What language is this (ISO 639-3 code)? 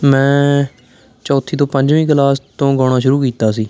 pan